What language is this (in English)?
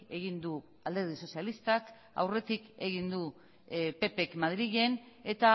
Basque